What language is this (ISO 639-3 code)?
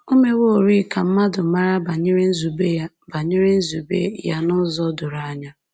ibo